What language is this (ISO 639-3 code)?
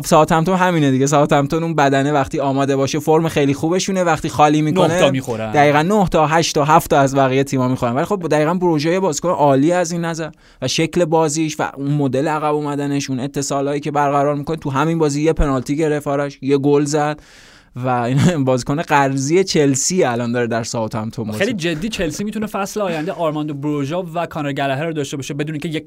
fas